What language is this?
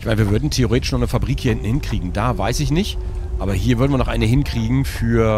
German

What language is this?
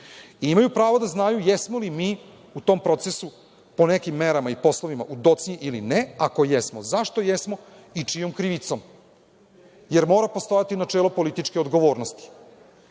Serbian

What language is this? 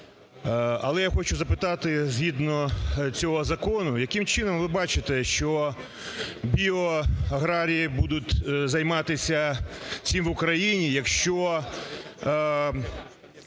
Ukrainian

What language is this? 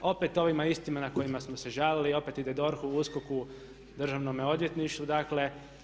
Croatian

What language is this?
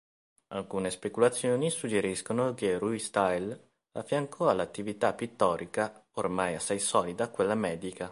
Italian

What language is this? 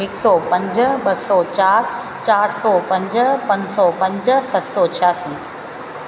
Sindhi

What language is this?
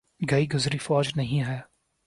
Urdu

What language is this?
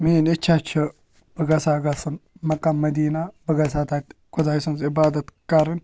Kashmiri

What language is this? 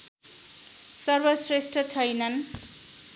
Nepali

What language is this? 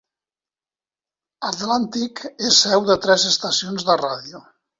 Catalan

